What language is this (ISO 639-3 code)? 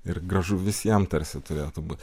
lit